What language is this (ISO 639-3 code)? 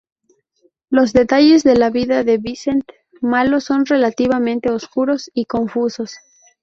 spa